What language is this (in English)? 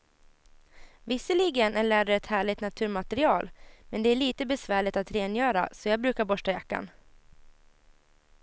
Swedish